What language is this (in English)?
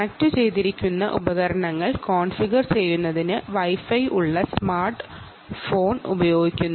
Malayalam